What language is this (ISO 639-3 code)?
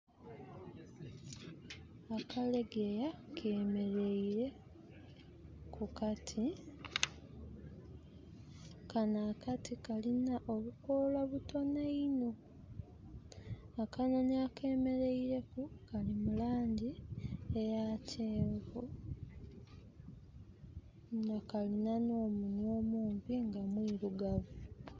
xog